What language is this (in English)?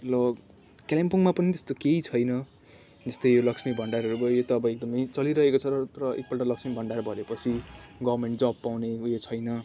Nepali